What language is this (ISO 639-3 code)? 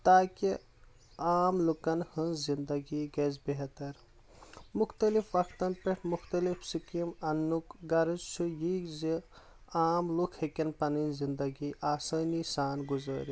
kas